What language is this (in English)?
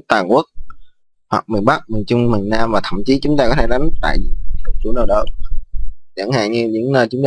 Vietnamese